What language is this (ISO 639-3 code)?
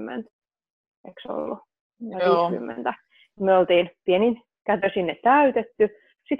fin